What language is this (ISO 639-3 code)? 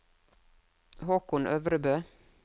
nor